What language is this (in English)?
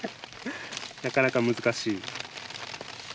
Japanese